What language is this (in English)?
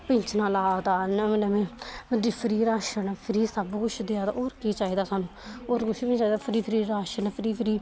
Dogri